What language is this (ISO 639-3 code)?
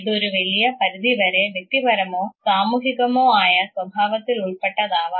mal